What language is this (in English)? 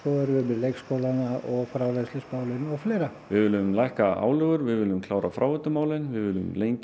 Icelandic